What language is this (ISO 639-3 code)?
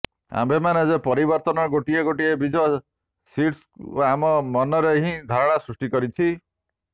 ori